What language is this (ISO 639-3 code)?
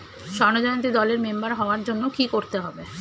ben